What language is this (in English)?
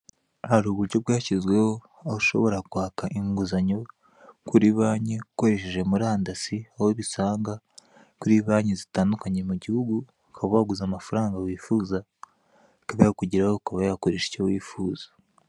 Kinyarwanda